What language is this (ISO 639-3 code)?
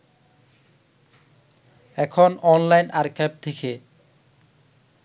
ben